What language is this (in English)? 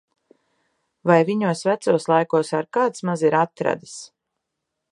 Latvian